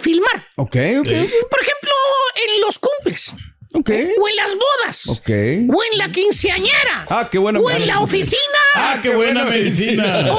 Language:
Spanish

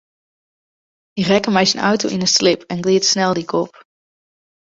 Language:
Western Frisian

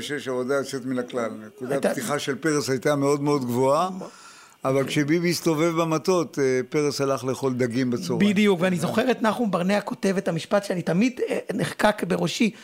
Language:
Hebrew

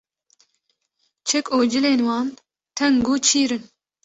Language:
Kurdish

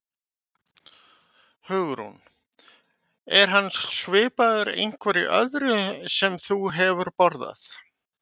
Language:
Icelandic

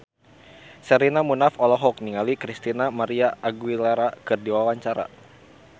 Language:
Sundanese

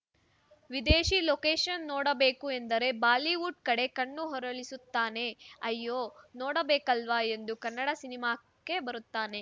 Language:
Kannada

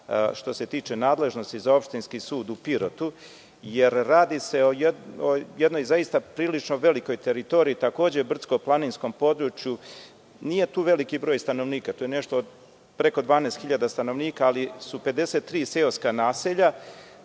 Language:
Serbian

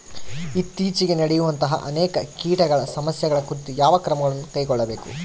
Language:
Kannada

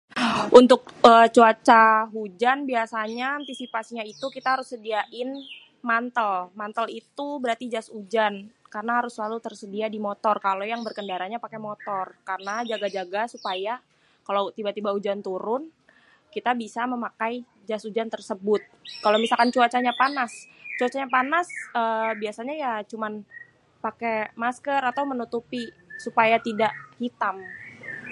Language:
Betawi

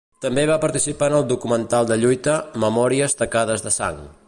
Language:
Catalan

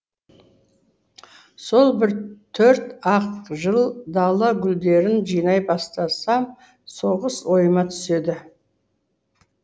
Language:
Kazakh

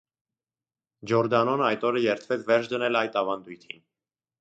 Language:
Armenian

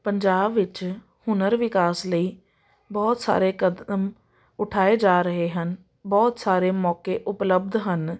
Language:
Punjabi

